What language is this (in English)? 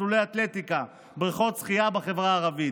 Hebrew